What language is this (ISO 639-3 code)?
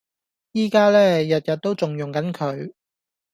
yue